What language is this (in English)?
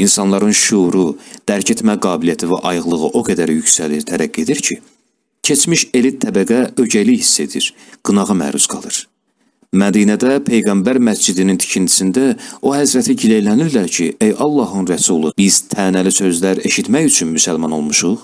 Turkish